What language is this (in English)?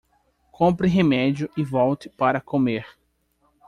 Portuguese